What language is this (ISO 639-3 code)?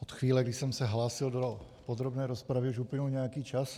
ces